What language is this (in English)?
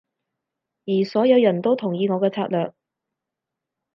Cantonese